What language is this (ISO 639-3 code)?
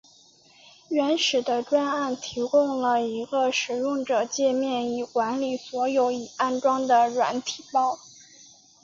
zho